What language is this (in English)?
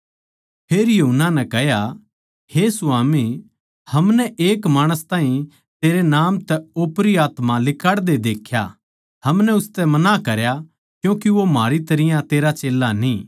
Haryanvi